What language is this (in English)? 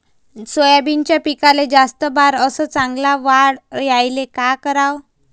Marathi